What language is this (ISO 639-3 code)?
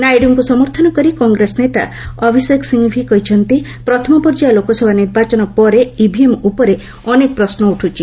ori